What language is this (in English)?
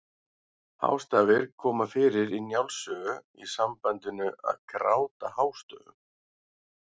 Icelandic